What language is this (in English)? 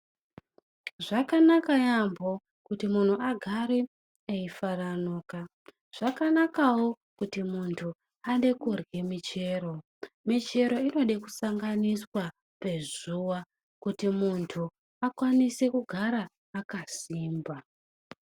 Ndau